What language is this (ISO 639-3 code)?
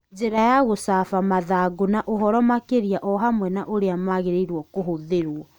kik